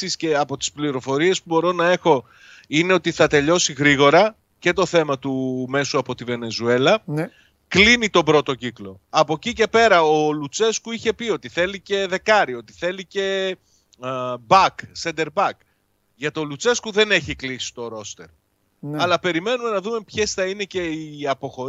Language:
Greek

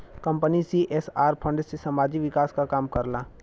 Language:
Bhojpuri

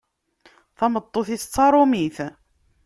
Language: Kabyle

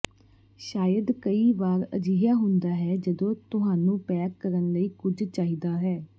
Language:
Punjabi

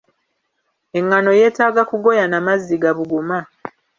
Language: Ganda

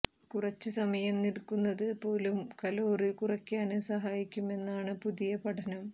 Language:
Malayalam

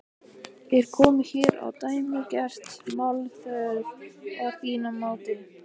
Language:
Icelandic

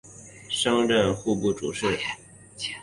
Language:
Chinese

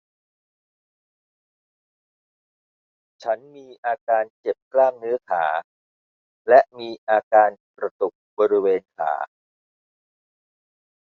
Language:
Thai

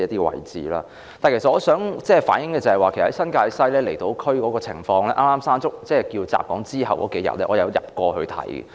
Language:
Cantonese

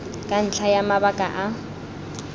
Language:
Tswana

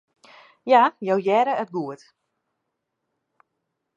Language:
Western Frisian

